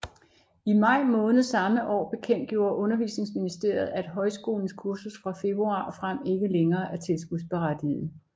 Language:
Danish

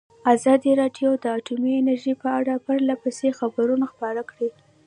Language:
Pashto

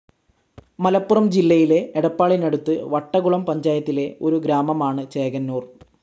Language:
Malayalam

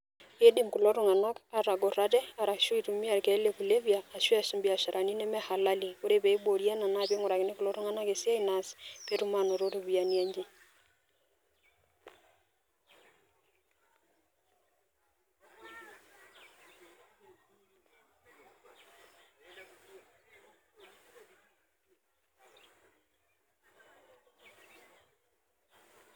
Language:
Masai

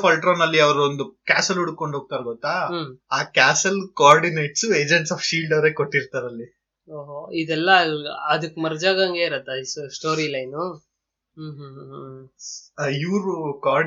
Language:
Kannada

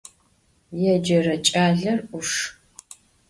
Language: Adyghe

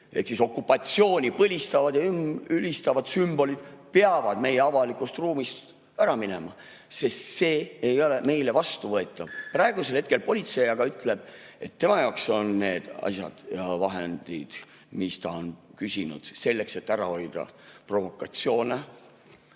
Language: Estonian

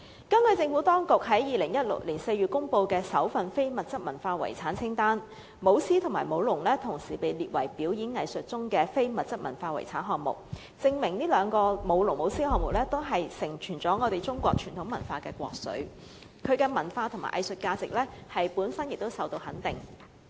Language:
Cantonese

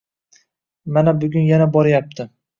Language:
Uzbek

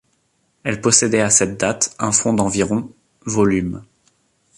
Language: French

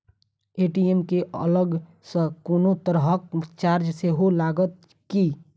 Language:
Maithili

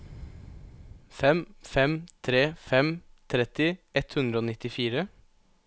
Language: Norwegian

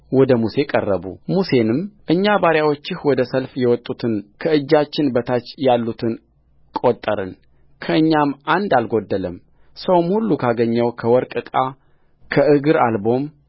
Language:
Amharic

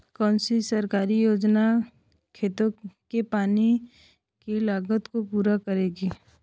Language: Hindi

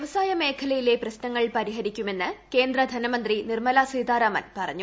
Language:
Malayalam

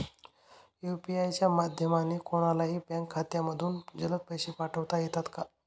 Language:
Marathi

